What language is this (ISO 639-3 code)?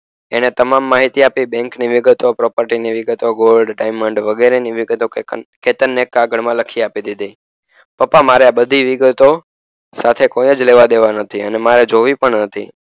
guj